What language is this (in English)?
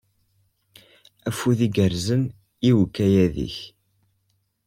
Kabyle